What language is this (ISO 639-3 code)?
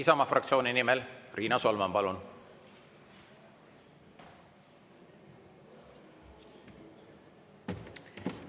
est